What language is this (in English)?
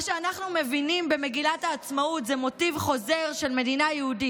Hebrew